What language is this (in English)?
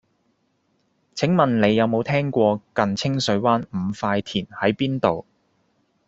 Cantonese